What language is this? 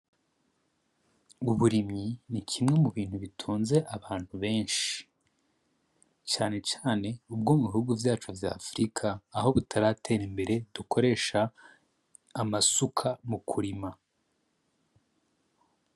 Rundi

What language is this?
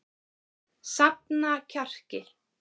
Icelandic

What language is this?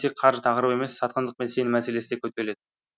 Kazakh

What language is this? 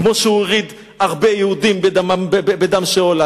Hebrew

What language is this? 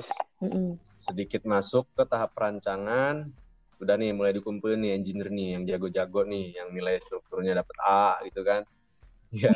Indonesian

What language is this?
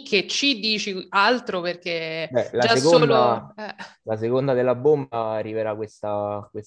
Italian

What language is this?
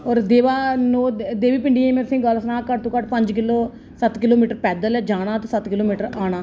Dogri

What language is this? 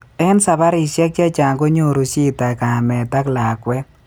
Kalenjin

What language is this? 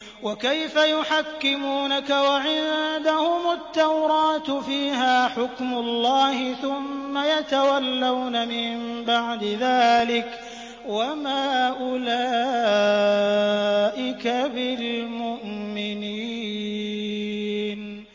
Arabic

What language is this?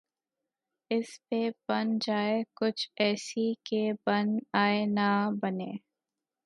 Urdu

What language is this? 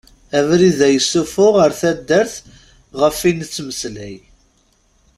Kabyle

